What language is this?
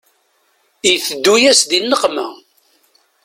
Kabyle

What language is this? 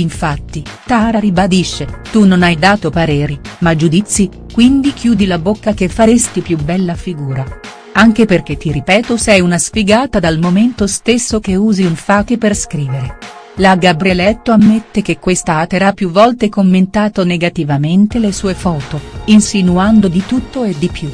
Italian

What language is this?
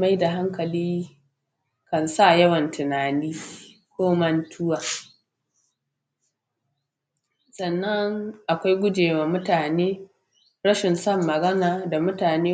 Hausa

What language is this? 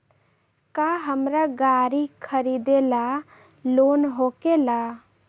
Magahi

